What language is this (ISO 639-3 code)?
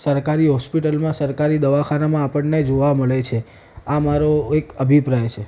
guj